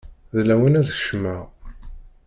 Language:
Kabyle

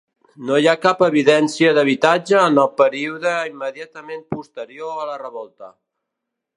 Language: Catalan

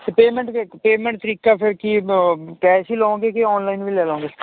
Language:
Punjabi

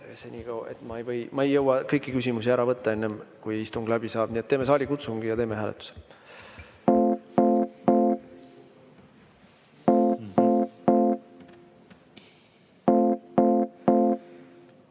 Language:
Estonian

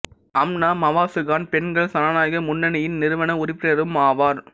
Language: Tamil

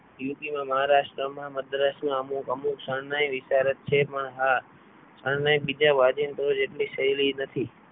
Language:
Gujarati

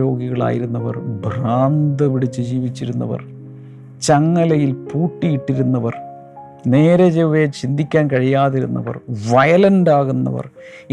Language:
Malayalam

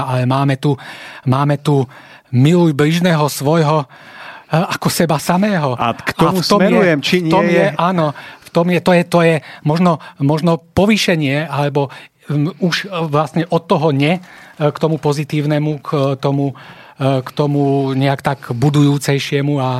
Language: Slovak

